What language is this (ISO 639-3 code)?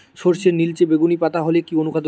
ben